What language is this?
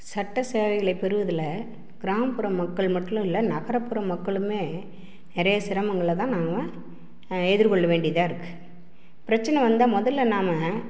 Tamil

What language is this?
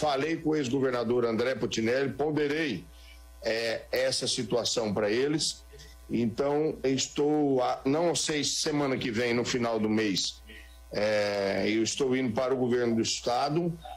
Portuguese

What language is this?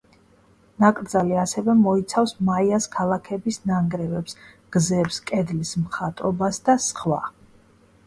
Georgian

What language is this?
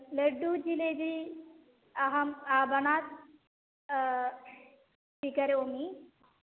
Sanskrit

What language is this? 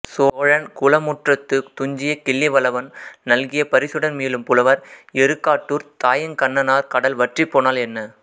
Tamil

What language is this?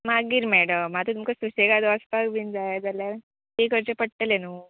Konkani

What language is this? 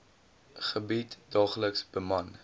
Afrikaans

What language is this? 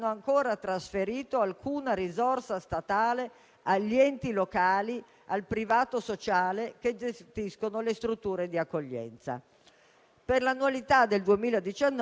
Italian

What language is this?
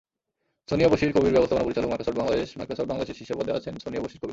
Bangla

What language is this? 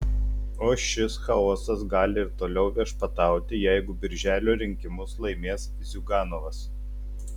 Lithuanian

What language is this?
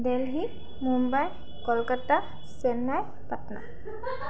Assamese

